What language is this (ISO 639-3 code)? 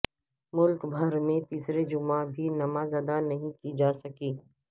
urd